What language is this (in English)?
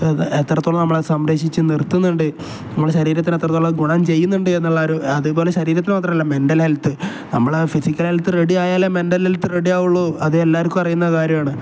Malayalam